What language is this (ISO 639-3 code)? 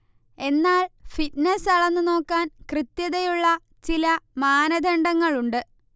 mal